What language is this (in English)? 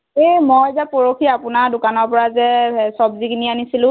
Assamese